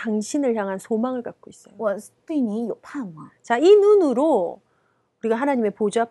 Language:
Korean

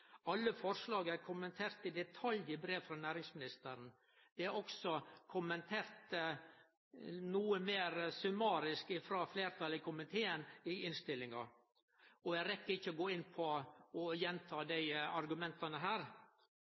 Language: Norwegian Nynorsk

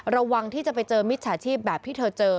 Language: Thai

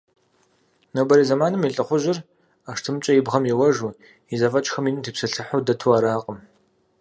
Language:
Kabardian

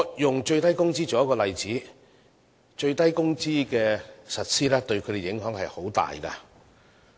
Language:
Cantonese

